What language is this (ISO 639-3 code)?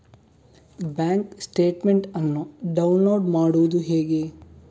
kan